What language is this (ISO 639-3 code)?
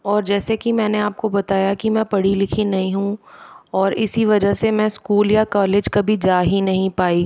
hin